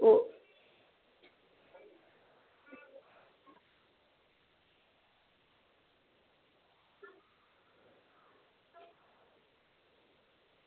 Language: Dogri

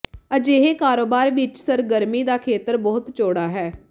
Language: Punjabi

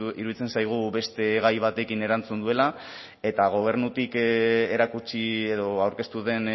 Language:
Basque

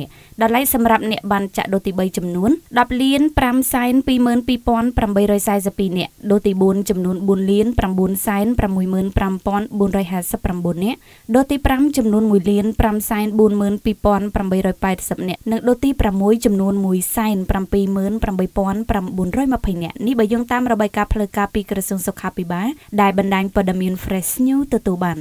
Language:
Thai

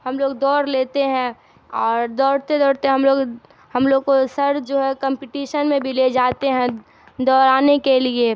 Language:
Urdu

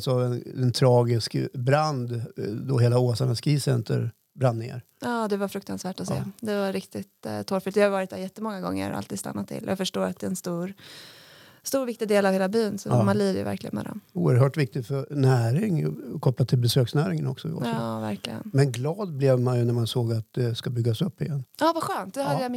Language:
Swedish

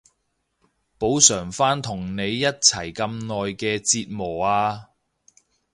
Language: Cantonese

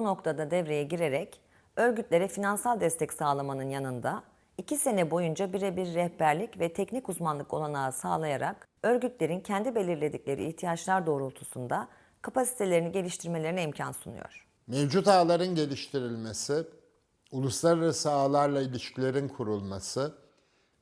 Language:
Turkish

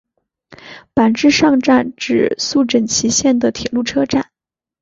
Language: Chinese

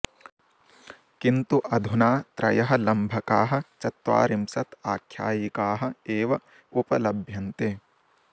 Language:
Sanskrit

